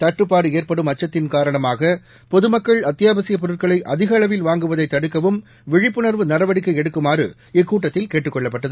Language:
Tamil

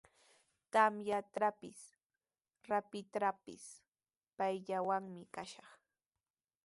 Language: Sihuas Ancash Quechua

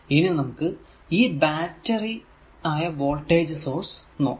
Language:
Malayalam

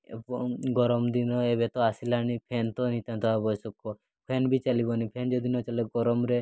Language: Odia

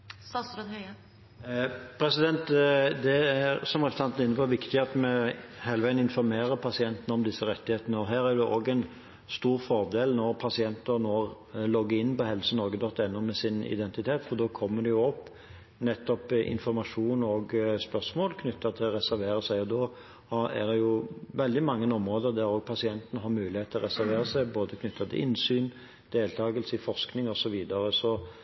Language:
Norwegian Bokmål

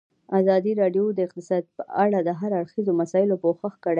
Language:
Pashto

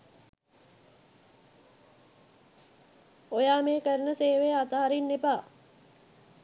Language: Sinhala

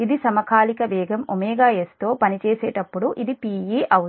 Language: Telugu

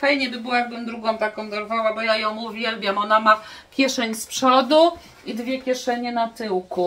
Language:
Polish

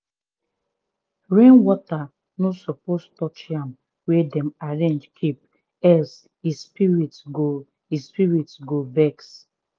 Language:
Nigerian Pidgin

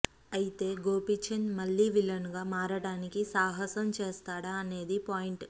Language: Telugu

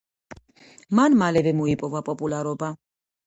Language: Georgian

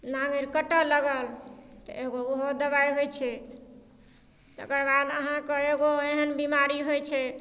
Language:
Maithili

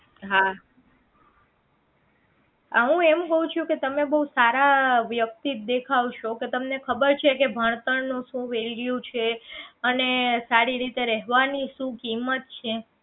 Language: Gujarati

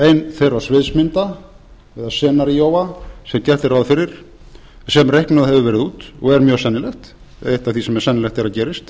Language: Icelandic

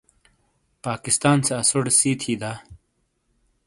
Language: Shina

